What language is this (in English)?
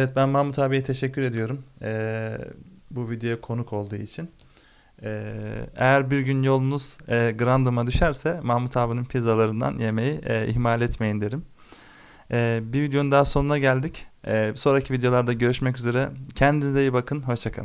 Turkish